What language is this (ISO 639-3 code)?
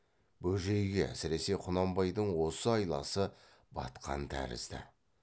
kaz